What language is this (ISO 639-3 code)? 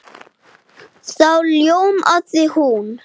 isl